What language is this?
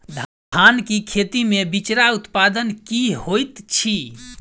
Maithili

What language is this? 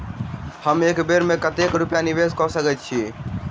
Maithili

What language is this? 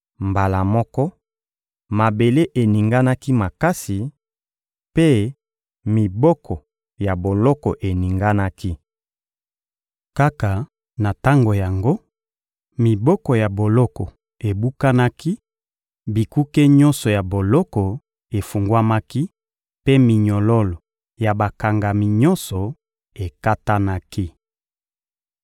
Lingala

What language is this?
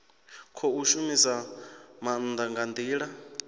Venda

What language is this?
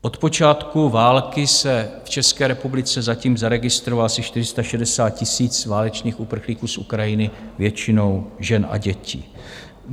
Czech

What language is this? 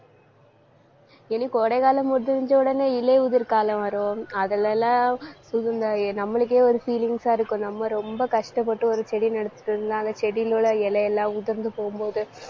Tamil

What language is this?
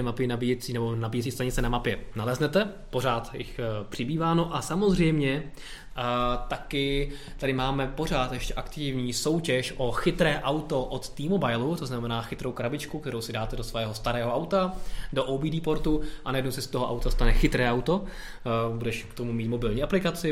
Czech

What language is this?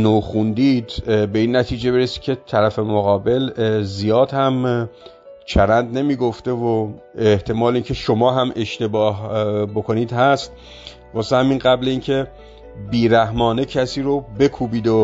Persian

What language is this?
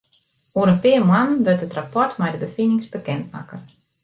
Western Frisian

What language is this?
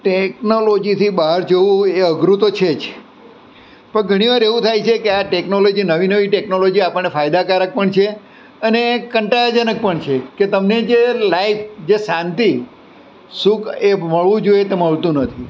Gujarati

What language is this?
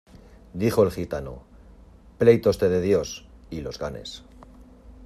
Spanish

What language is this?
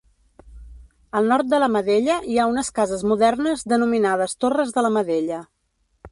Catalan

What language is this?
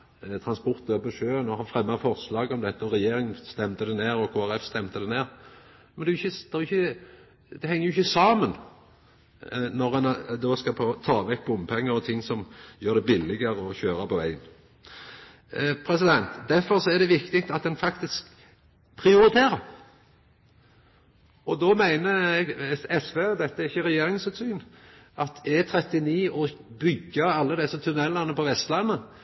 Norwegian Nynorsk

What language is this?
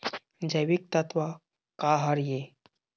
Chhattisgarhi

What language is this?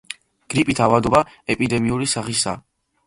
Georgian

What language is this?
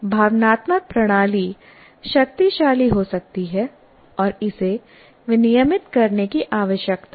Hindi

